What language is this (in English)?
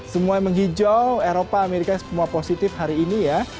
Indonesian